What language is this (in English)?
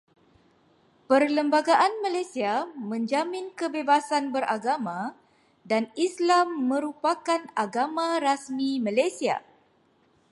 Malay